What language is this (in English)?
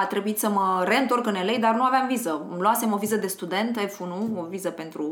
Romanian